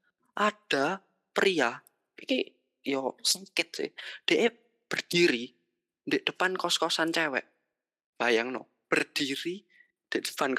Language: Indonesian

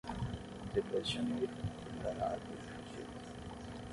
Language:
Portuguese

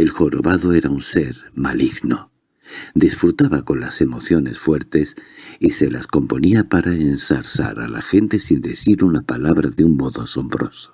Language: Spanish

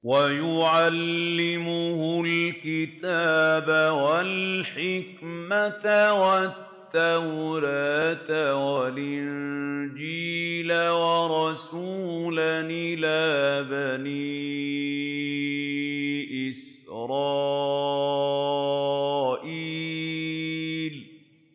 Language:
Arabic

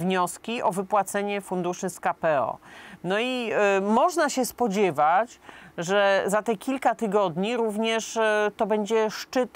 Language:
Polish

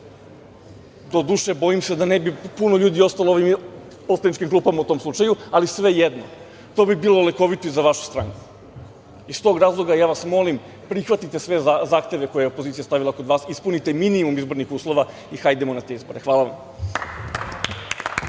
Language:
Serbian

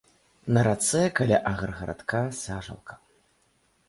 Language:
Belarusian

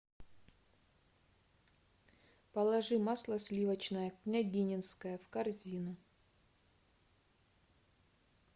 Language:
Russian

